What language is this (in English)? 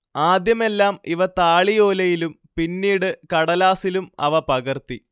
Malayalam